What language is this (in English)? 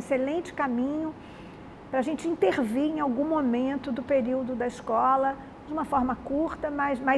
Portuguese